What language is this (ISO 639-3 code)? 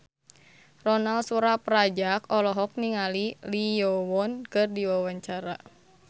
sun